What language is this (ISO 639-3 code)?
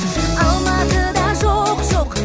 kaz